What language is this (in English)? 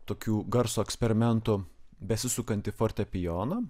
Lithuanian